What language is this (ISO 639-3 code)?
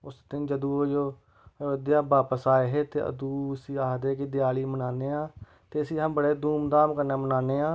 doi